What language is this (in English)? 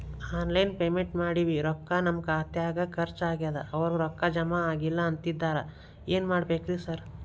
Kannada